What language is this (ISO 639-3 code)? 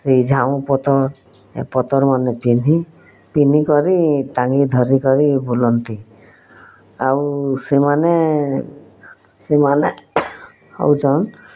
ori